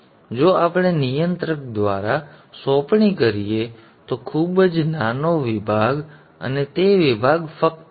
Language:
Gujarati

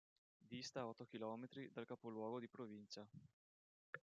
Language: Italian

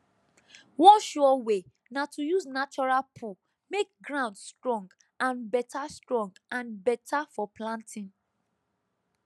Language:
Nigerian Pidgin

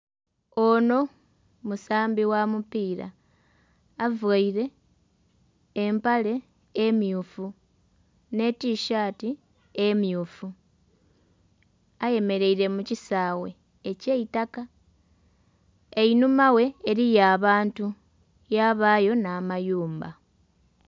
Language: Soga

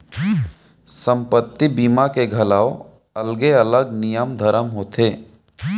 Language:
Chhattisgarhi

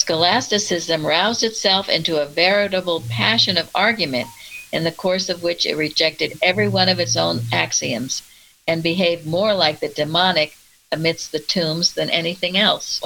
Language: English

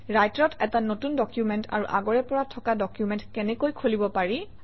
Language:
Assamese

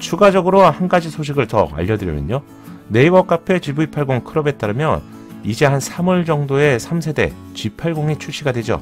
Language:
Korean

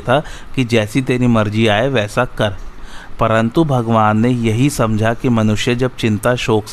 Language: Hindi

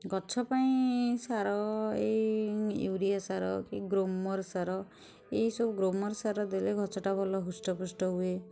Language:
Odia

